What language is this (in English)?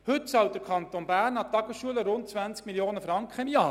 Swiss German